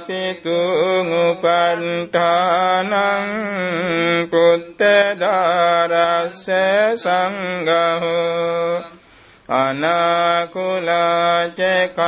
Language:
Vietnamese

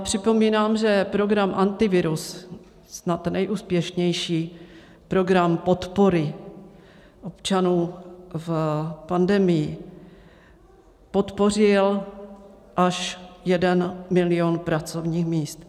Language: Czech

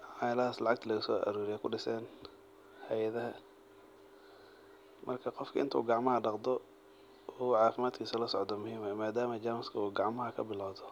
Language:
Somali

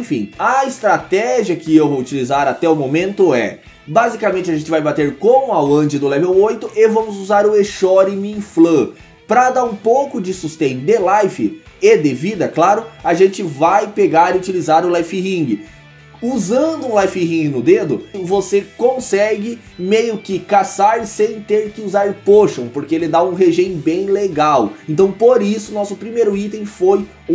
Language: Portuguese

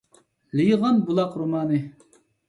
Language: Uyghur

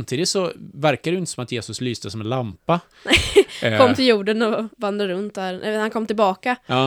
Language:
Swedish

